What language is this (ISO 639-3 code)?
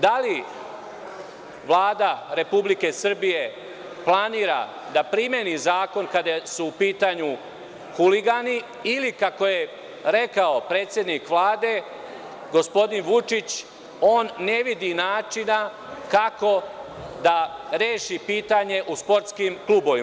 srp